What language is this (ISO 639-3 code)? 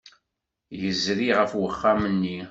kab